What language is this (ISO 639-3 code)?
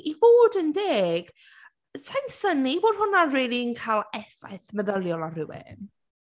cym